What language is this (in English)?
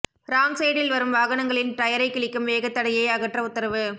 Tamil